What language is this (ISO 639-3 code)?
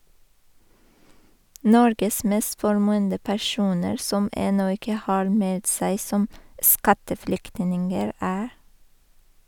nor